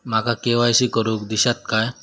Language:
Marathi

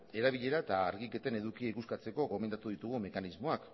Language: Basque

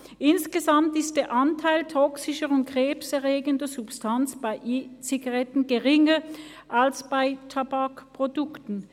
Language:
Swiss German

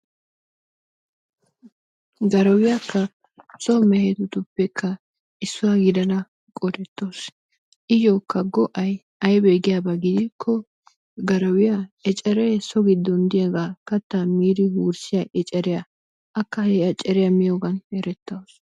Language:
Wolaytta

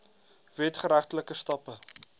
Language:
Afrikaans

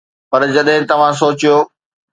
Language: Sindhi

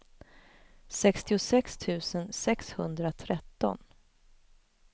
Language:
Swedish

